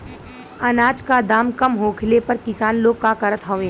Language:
Bhojpuri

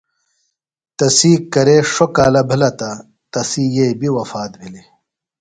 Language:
Phalura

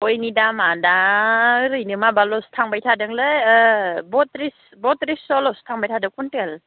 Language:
Bodo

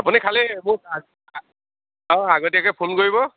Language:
Assamese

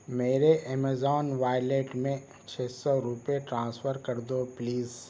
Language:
Urdu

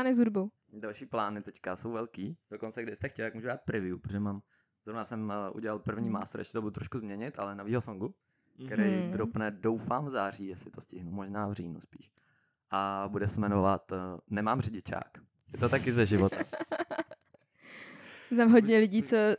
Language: Czech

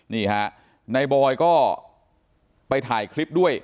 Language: Thai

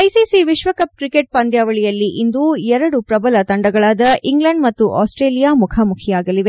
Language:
Kannada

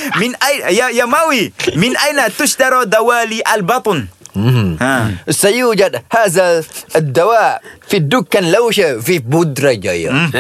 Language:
Malay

